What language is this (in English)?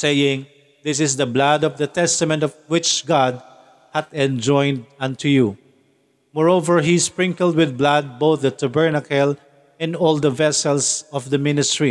Filipino